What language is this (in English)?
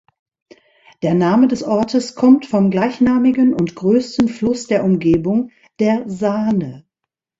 German